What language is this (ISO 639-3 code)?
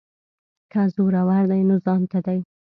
pus